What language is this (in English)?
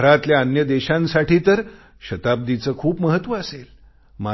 Marathi